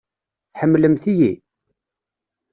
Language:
Kabyle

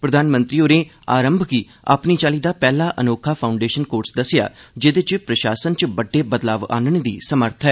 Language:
Dogri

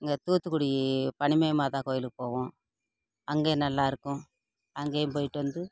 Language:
Tamil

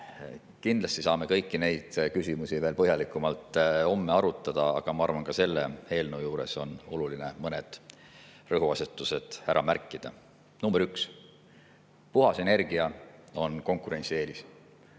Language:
Estonian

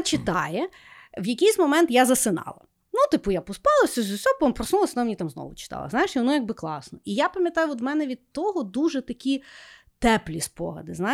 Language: Ukrainian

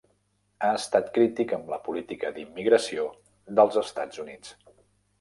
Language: Catalan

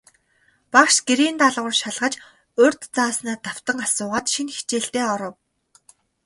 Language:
Mongolian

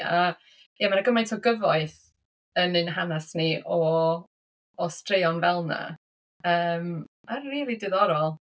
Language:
Welsh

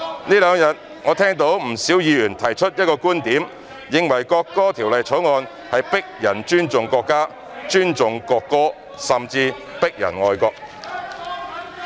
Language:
Cantonese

